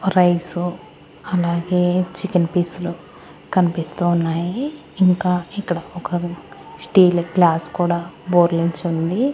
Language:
Telugu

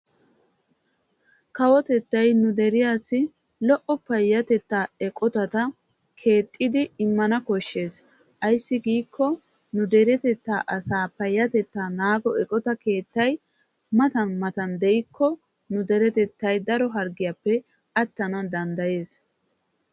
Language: Wolaytta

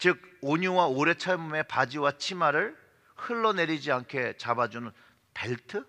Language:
Korean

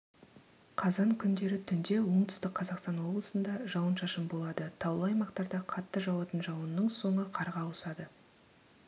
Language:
Kazakh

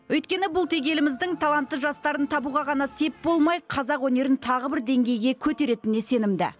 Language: Kazakh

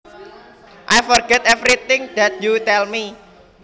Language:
Javanese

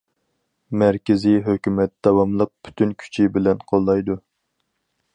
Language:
Uyghur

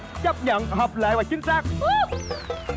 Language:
Vietnamese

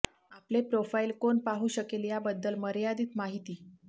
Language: Marathi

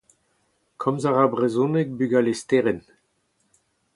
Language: Breton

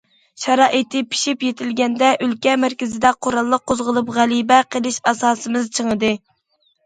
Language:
Uyghur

